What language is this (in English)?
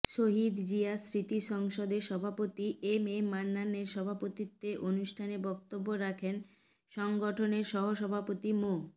Bangla